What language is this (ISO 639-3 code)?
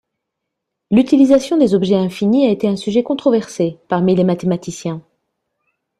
fra